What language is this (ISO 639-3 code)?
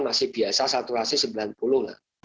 ind